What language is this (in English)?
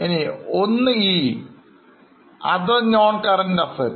Malayalam